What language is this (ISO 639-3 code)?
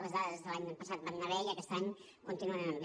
cat